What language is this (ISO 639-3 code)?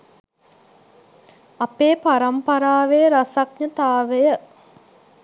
sin